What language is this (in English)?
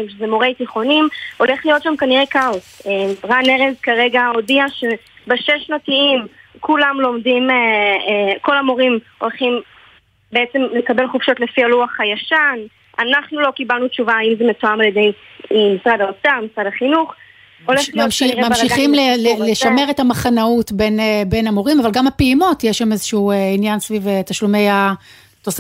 Hebrew